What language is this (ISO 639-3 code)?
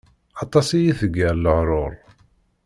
kab